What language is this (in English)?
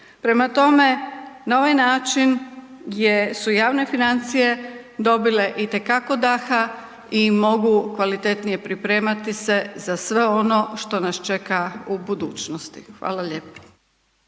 Croatian